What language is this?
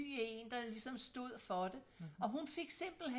Danish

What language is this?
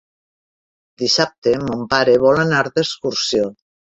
Catalan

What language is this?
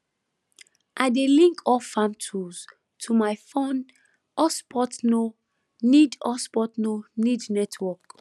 Nigerian Pidgin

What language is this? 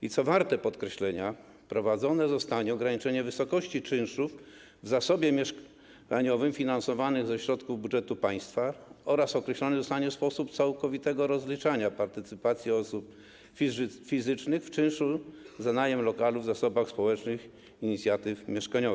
Polish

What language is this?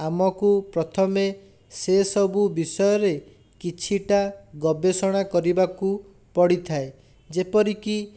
Odia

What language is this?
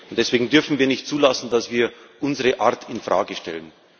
German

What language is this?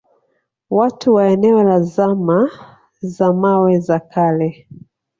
Swahili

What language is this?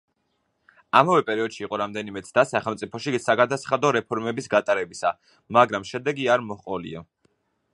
Georgian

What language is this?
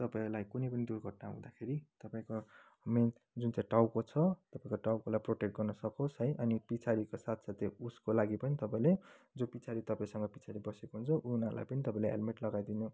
Nepali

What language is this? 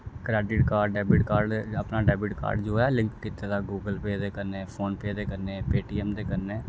Dogri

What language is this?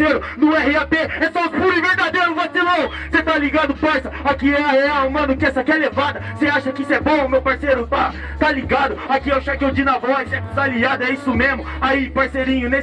Portuguese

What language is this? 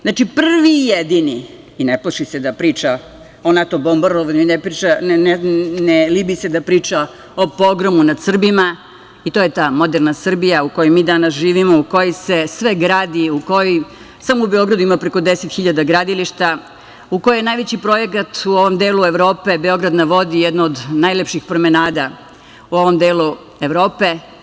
Serbian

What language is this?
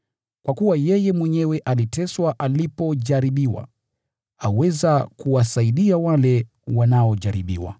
Swahili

